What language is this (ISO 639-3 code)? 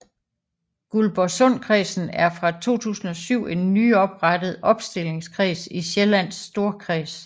dan